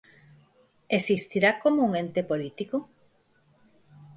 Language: Galician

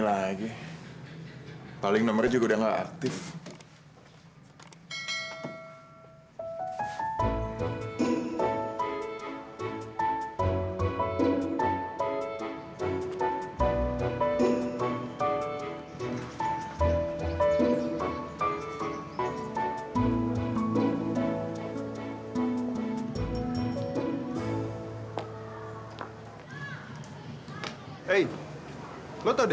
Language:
Indonesian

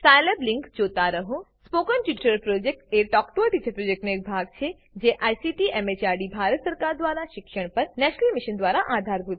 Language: Gujarati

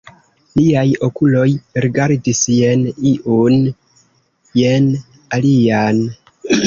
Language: Esperanto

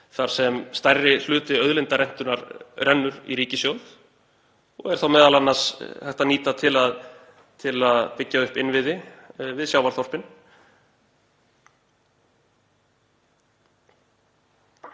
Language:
Icelandic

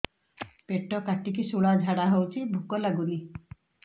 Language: Odia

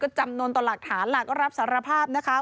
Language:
Thai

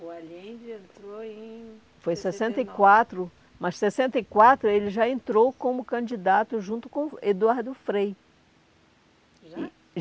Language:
Portuguese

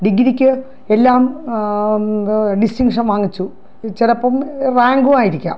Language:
Malayalam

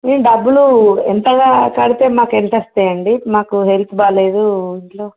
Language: Telugu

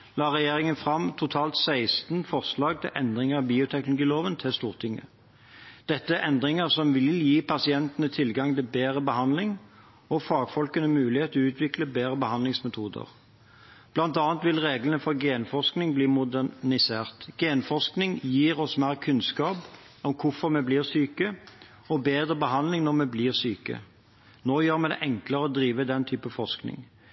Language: Norwegian Bokmål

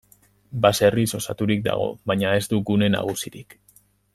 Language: Basque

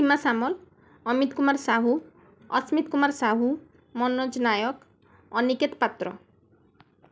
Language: Odia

